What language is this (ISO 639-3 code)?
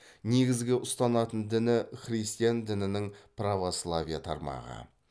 kaz